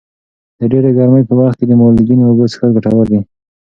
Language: Pashto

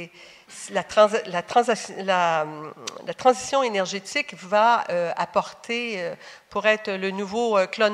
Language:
French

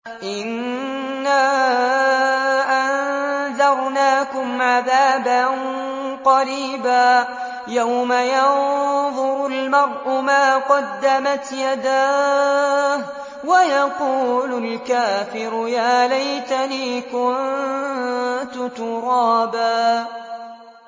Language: Arabic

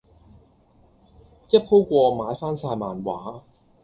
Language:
Cantonese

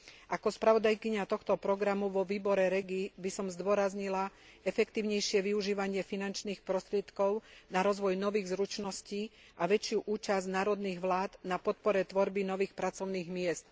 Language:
Slovak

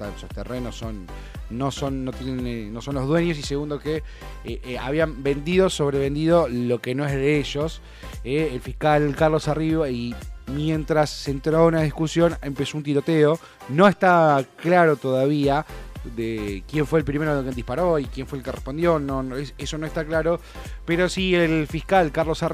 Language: Spanish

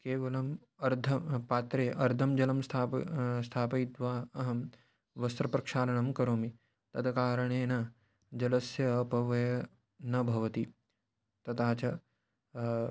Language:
Sanskrit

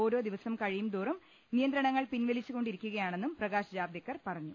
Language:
Malayalam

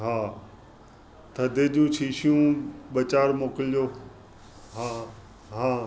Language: Sindhi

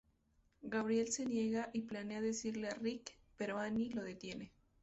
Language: Spanish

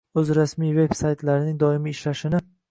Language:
Uzbek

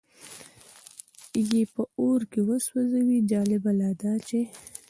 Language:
Pashto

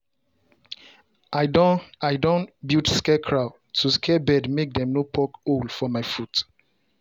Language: Nigerian Pidgin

